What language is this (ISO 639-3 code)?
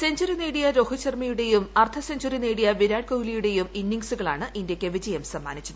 mal